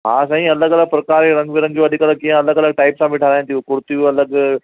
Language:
Sindhi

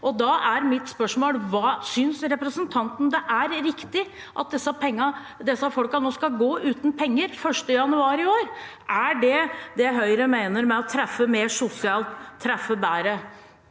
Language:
Norwegian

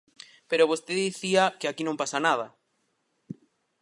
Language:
Galician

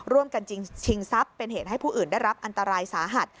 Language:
Thai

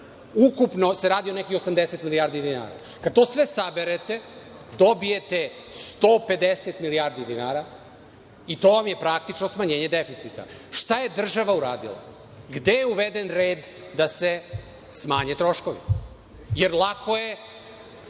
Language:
Serbian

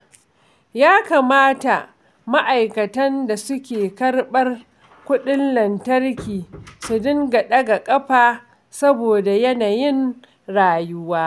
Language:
Hausa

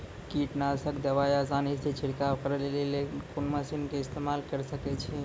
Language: Maithili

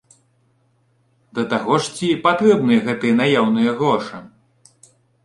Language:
Belarusian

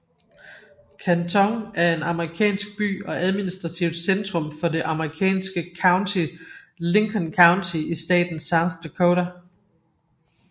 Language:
Danish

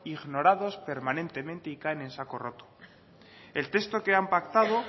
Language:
Spanish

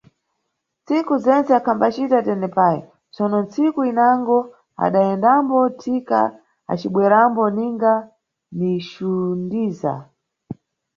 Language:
Nyungwe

